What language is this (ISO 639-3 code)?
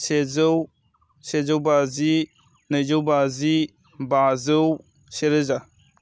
brx